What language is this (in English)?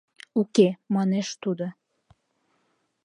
Mari